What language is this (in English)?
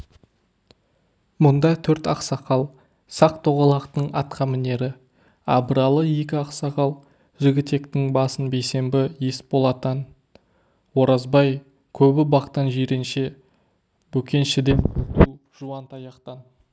Kazakh